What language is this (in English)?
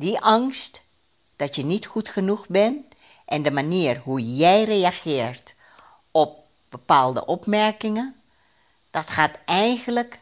Dutch